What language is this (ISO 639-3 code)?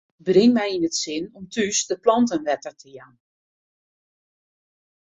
fry